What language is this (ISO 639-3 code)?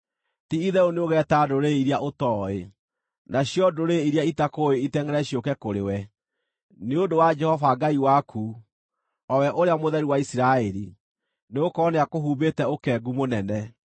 kik